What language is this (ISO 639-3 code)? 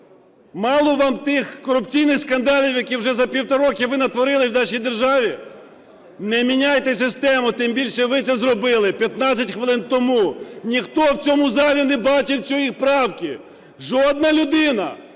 ukr